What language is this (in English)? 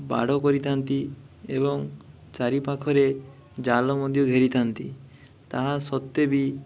Odia